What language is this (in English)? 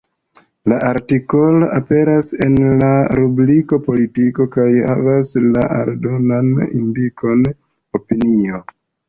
Esperanto